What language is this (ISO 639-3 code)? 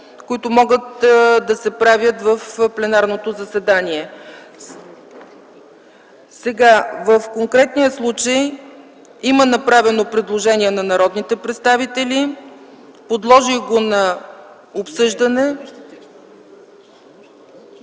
bul